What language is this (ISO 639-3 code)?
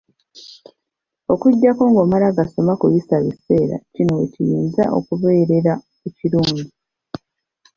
lug